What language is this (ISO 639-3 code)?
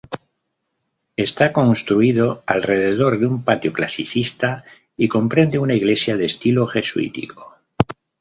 spa